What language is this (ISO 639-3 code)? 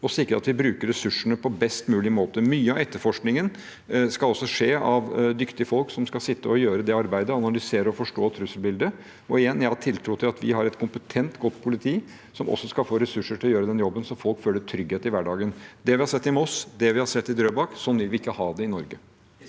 nor